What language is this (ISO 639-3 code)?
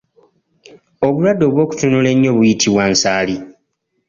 lug